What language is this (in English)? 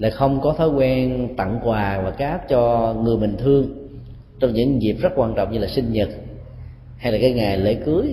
Vietnamese